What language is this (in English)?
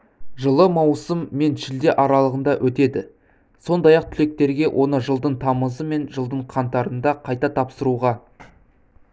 Kazakh